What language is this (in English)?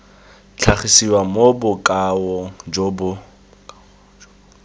Tswana